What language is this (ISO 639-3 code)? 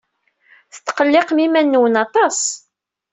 kab